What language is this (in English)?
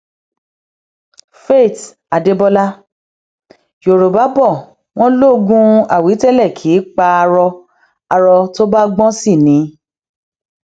Yoruba